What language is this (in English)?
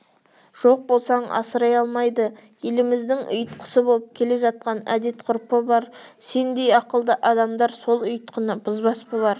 Kazakh